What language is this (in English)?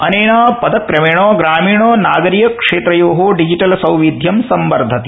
Sanskrit